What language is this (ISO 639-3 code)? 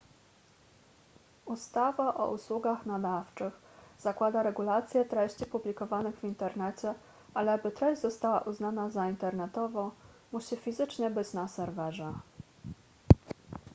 pol